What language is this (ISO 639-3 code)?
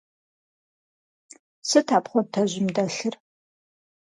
kbd